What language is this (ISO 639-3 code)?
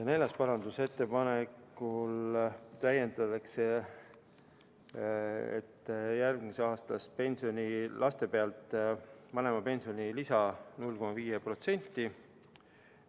est